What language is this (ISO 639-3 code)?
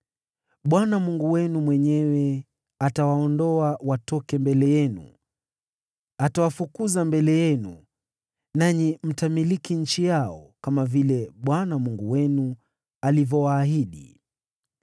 swa